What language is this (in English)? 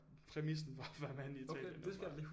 Danish